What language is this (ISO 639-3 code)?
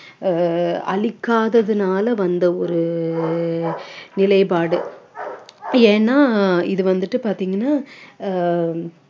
tam